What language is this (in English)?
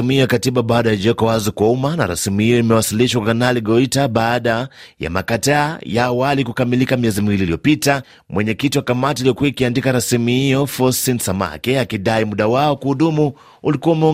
Swahili